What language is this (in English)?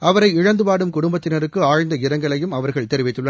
Tamil